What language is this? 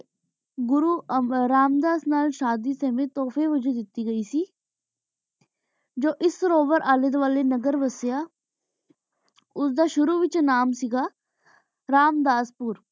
Punjabi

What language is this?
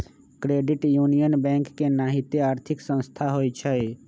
Magahi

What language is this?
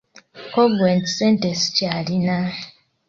Ganda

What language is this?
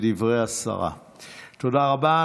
Hebrew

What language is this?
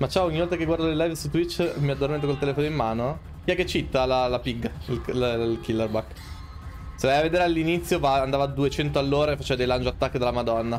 Italian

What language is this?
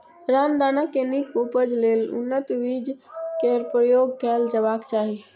Maithili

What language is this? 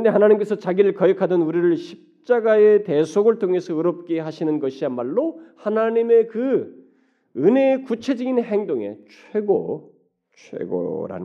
Korean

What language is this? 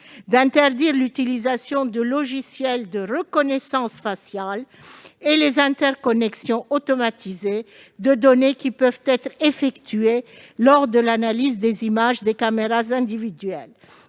French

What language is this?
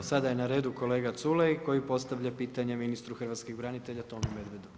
Croatian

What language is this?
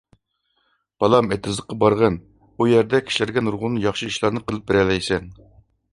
Uyghur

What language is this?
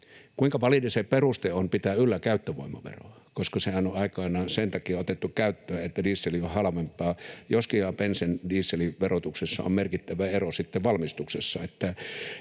Finnish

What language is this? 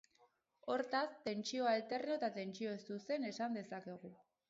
Basque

